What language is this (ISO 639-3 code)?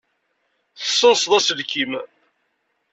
kab